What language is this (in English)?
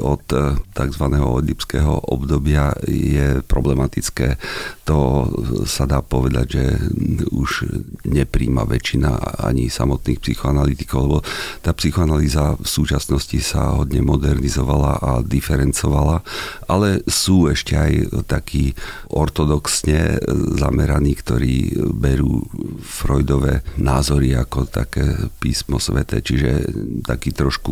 Slovak